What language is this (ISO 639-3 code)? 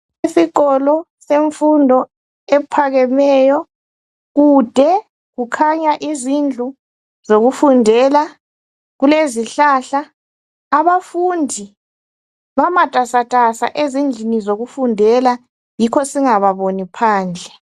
nde